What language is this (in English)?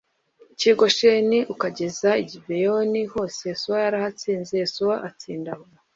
Kinyarwanda